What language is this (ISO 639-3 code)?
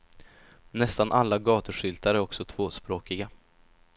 swe